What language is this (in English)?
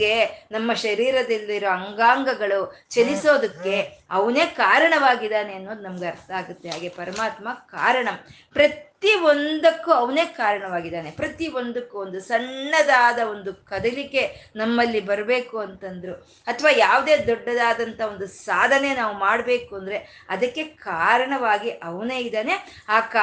Kannada